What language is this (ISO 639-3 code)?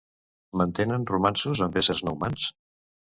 cat